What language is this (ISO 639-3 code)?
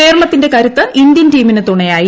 mal